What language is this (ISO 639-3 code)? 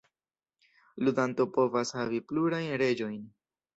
epo